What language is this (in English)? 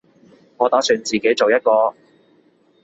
Cantonese